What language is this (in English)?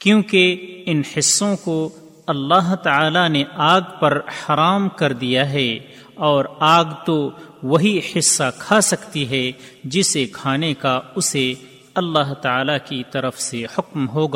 Urdu